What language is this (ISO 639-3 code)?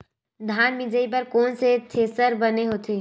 hne